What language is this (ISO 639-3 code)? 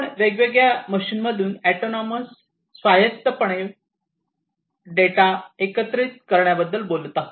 mar